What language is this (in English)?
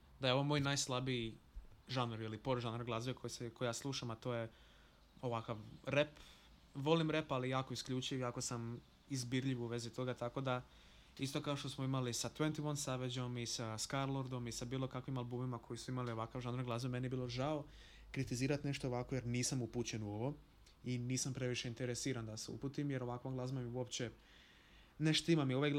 Croatian